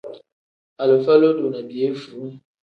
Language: Tem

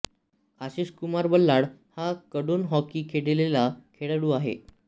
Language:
Marathi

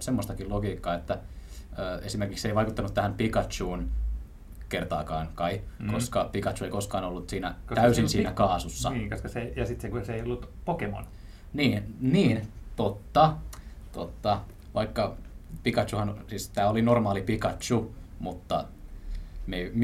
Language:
Finnish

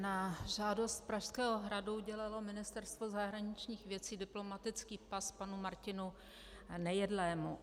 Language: Czech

